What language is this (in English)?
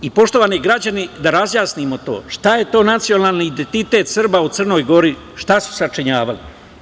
Serbian